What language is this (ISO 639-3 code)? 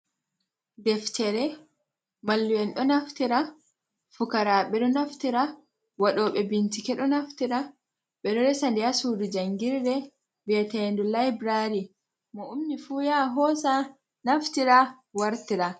ful